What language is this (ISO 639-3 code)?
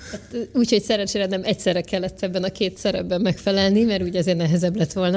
hun